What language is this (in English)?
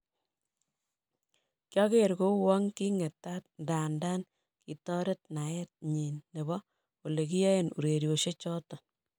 Kalenjin